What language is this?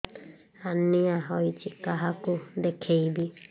Odia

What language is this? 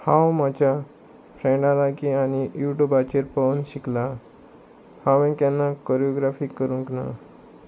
Konkani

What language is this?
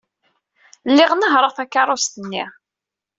Kabyle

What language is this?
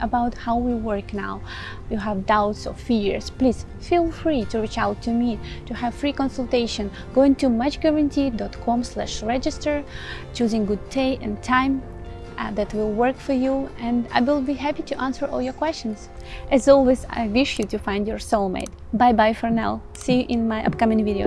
English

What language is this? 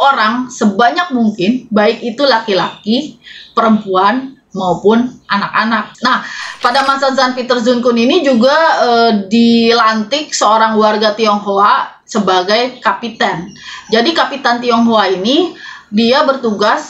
Indonesian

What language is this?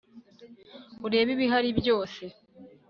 Kinyarwanda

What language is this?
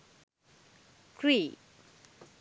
Sinhala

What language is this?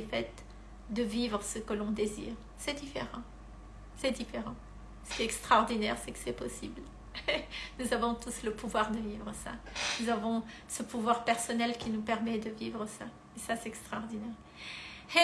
French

